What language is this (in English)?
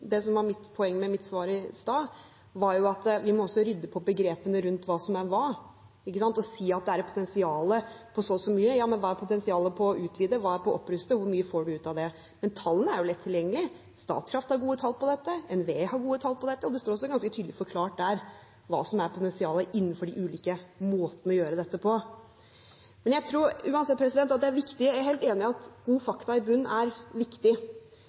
Norwegian Bokmål